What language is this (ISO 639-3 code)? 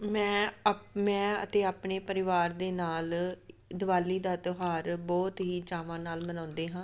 pan